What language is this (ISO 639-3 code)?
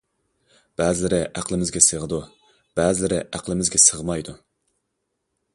uig